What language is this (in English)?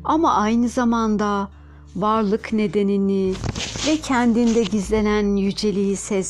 Turkish